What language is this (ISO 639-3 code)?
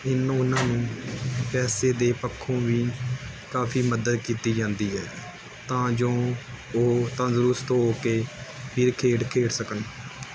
pan